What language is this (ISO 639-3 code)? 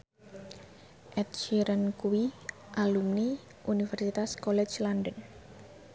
jav